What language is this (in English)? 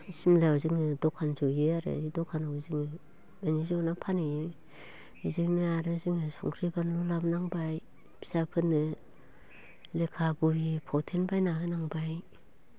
Bodo